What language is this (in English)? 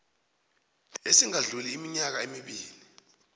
South Ndebele